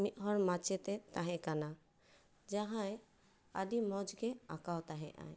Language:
Santali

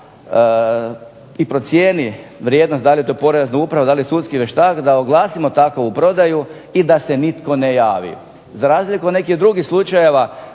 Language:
Croatian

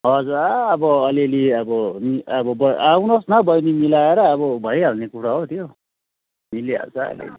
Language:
Nepali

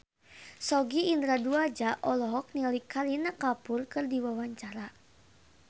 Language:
Sundanese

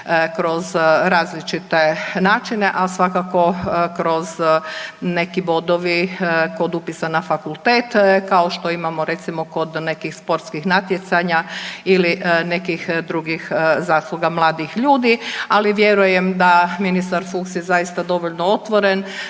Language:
Croatian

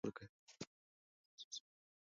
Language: Pashto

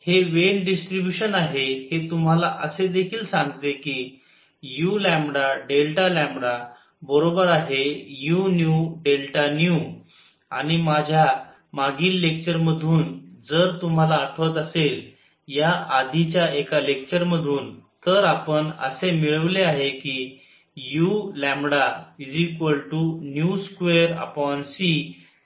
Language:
Marathi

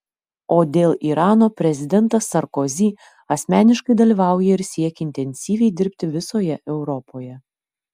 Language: Lithuanian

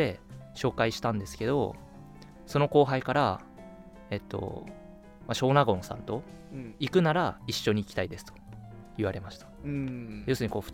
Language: Japanese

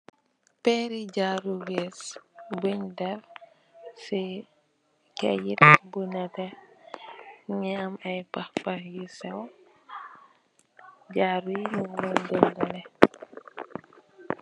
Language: Wolof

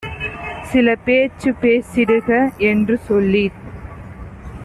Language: Tamil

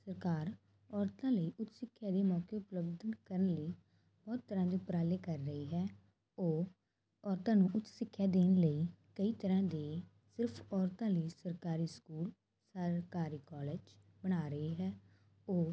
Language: Punjabi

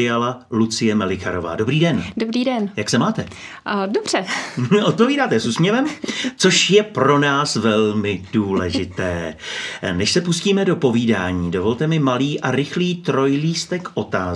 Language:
Czech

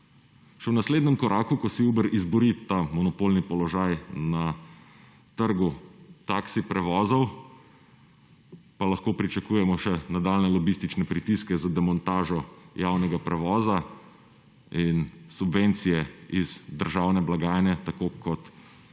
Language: Slovenian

